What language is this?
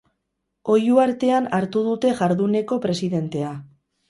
Basque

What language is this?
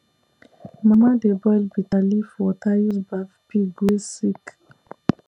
Nigerian Pidgin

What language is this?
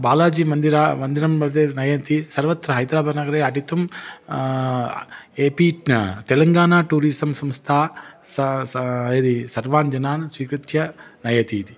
Sanskrit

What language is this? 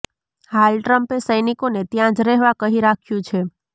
Gujarati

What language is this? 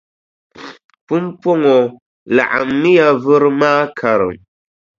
Dagbani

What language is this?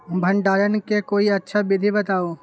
Magahi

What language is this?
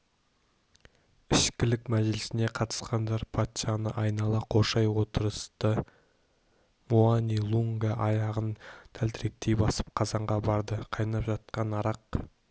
Kazakh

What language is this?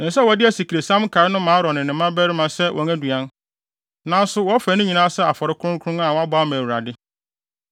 Akan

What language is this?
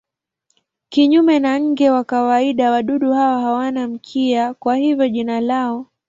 Swahili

